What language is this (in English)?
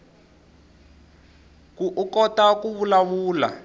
Tsonga